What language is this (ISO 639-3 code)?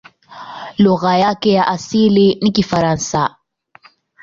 swa